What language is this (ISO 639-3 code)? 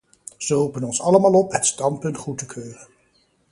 nld